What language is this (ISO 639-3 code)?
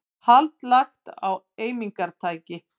isl